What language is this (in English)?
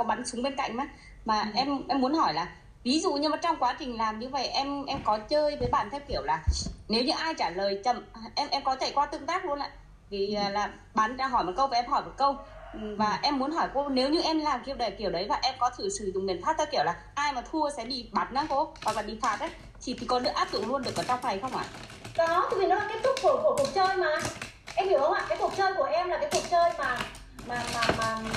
Vietnamese